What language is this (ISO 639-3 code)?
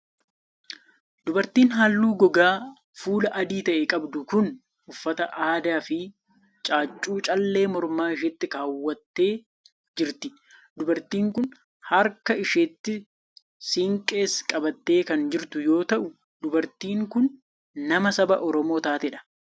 orm